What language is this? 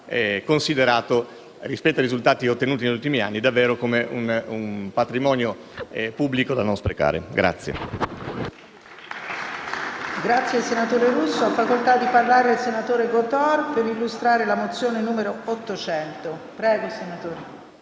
Italian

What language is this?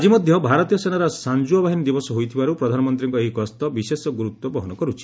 Odia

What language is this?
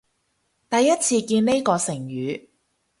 Cantonese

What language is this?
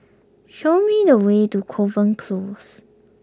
English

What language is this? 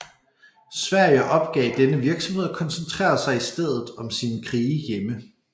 Danish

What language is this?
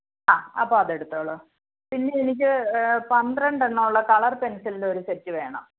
Malayalam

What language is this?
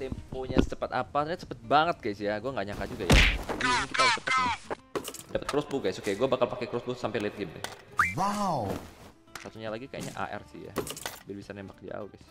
Indonesian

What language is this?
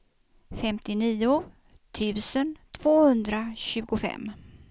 Swedish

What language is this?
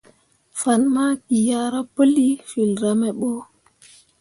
Mundang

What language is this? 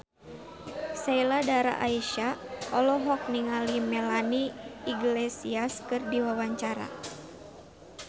Sundanese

